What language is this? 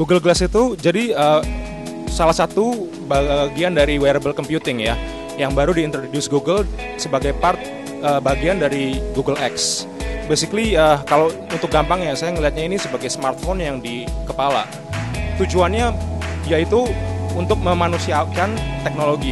Indonesian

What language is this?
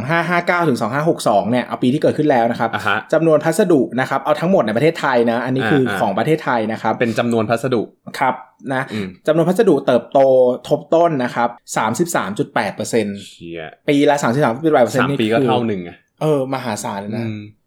Thai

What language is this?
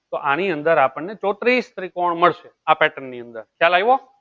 Gujarati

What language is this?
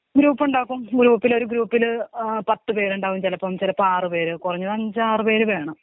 Malayalam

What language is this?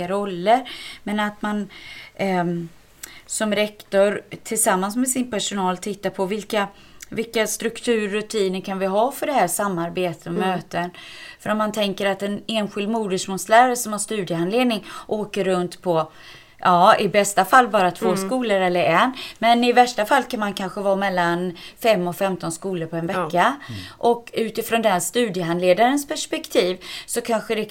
Swedish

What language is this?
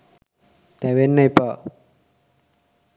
Sinhala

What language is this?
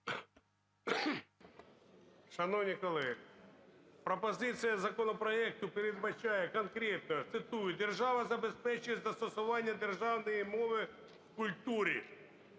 Ukrainian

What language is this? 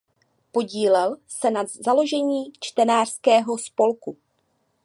Czech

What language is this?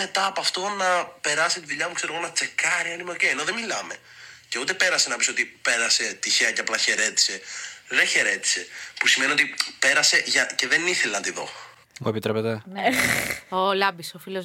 Greek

